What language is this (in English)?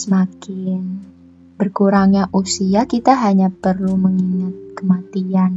Indonesian